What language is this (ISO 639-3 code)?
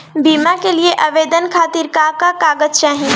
bho